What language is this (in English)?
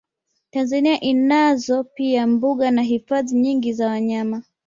Swahili